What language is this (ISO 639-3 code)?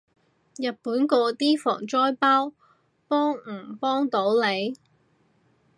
yue